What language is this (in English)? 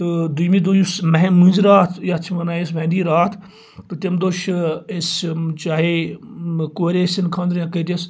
Kashmiri